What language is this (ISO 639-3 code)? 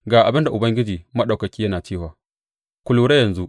hau